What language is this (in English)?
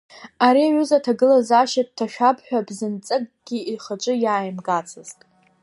Abkhazian